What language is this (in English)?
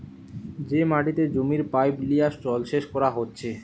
Bangla